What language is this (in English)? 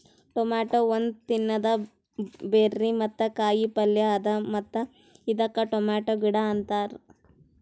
Kannada